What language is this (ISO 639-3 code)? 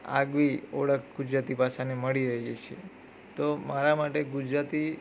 guj